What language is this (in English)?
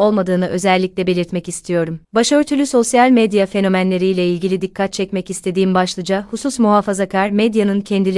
Turkish